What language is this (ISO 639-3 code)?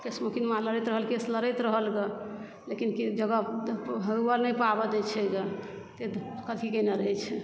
mai